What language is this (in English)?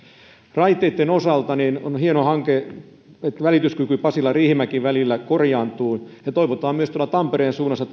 Finnish